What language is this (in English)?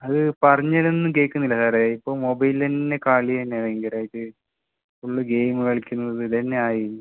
Malayalam